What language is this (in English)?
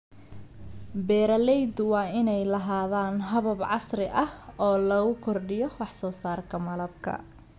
Somali